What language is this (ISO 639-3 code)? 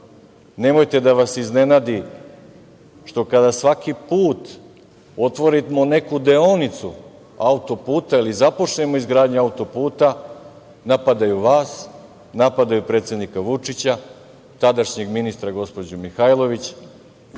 srp